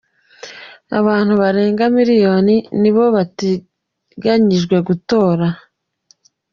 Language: Kinyarwanda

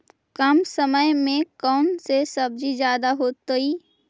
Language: Magahi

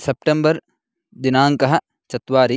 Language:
Sanskrit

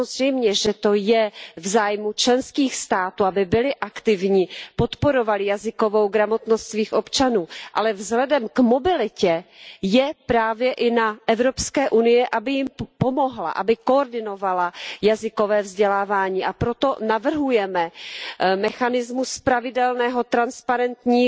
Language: Czech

